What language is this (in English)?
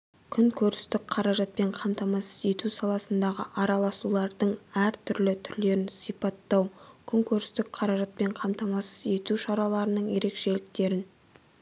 Kazakh